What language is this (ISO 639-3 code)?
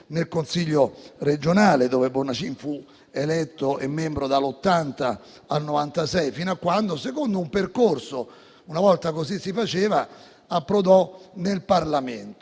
ita